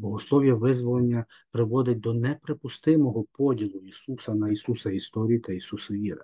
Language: Ukrainian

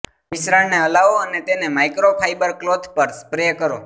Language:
Gujarati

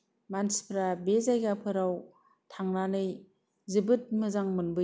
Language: Bodo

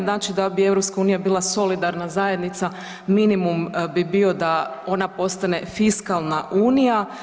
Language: Croatian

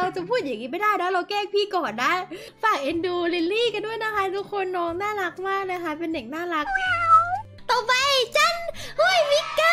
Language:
Thai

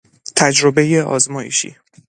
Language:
Persian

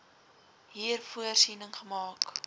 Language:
Afrikaans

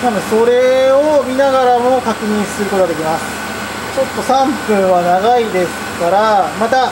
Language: Japanese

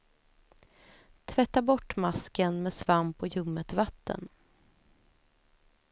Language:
Swedish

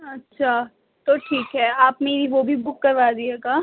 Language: Urdu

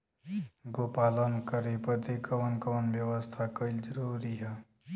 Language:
Bhojpuri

